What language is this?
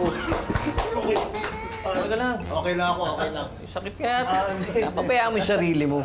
Filipino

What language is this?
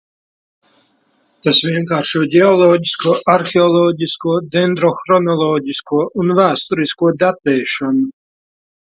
Latvian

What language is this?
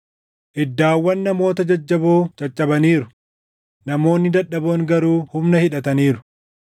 Oromo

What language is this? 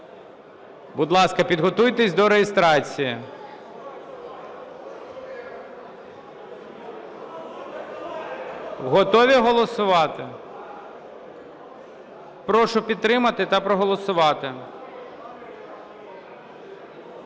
Ukrainian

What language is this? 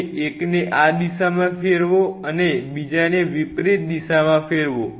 Gujarati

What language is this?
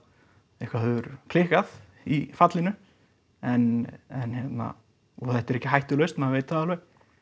Icelandic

